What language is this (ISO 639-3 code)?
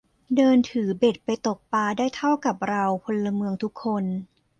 tha